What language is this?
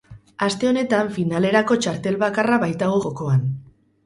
Basque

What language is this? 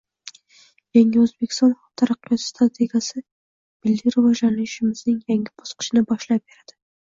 Uzbek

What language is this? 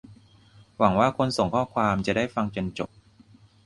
Thai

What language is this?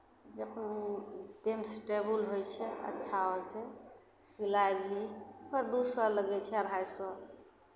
Maithili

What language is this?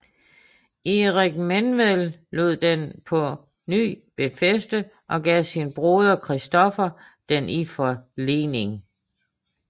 Danish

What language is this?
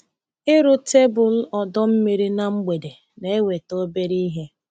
Igbo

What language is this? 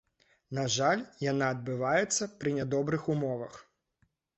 Belarusian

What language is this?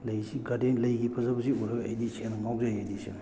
Manipuri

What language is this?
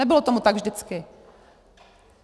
Czech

